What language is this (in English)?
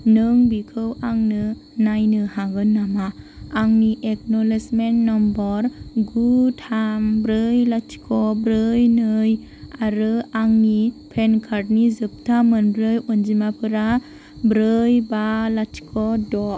Bodo